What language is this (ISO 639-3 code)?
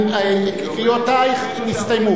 heb